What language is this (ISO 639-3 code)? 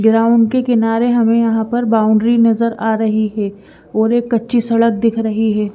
hin